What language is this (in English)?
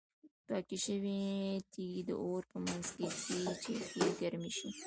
Pashto